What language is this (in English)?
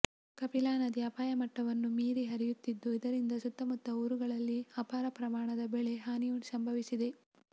Kannada